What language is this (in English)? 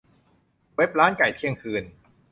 Thai